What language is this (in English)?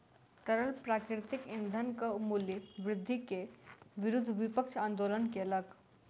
Maithili